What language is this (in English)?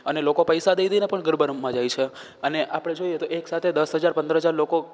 Gujarati